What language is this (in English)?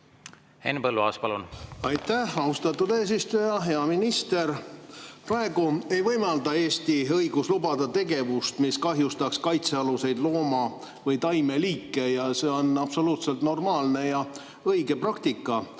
Estonian